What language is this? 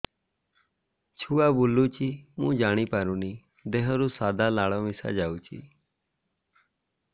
Odia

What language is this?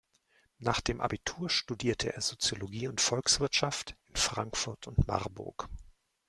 German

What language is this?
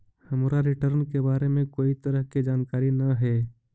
Magahi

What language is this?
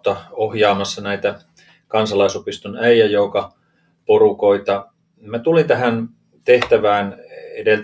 Finnish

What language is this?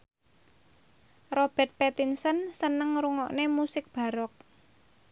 Javanese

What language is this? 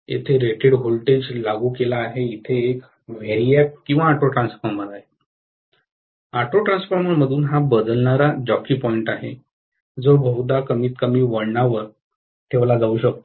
Marathi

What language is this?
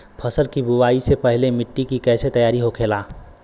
Bhojpuri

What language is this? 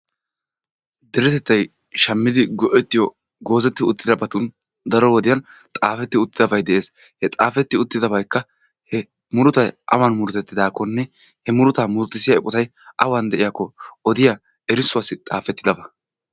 Wolaytta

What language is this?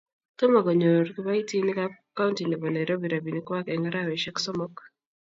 Kalenjin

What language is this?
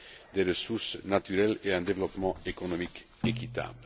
French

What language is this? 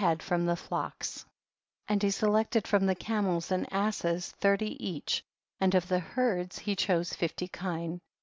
English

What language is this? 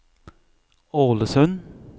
Norwegian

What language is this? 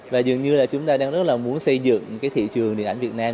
Vietnamese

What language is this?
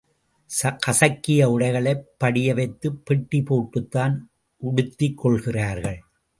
Tamil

